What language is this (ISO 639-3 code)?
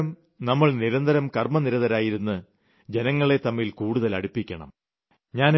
mal